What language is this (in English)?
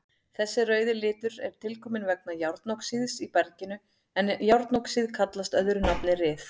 Icelandic